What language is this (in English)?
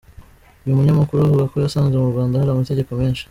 Kinyarwanda